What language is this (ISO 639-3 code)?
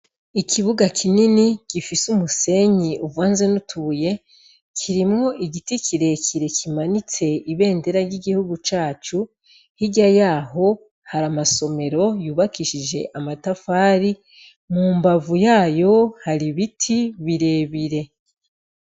run